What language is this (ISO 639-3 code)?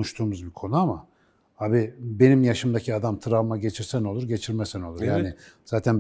tur